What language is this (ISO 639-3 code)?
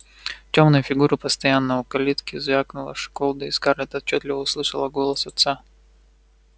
rus